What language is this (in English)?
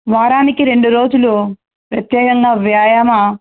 Telugu